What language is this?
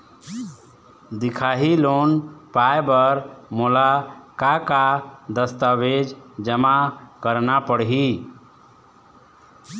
Chhattisgarhi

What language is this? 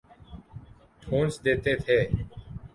Urdu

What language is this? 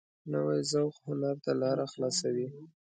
Pashto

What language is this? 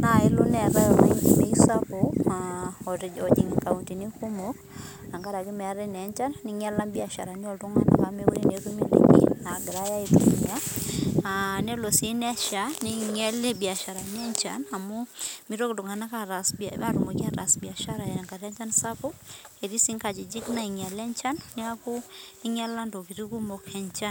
Masai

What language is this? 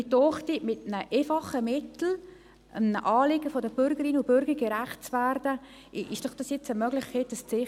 Swiss German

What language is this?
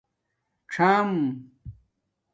Domaaki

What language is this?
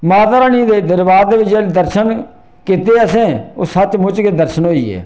Dogri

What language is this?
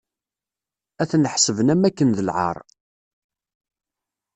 Kabyle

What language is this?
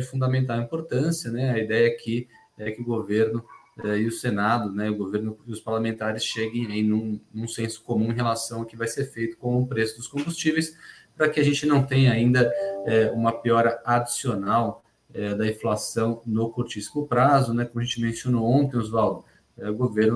Portuguese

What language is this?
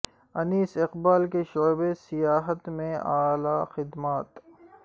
Urdu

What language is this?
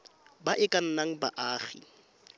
Tswana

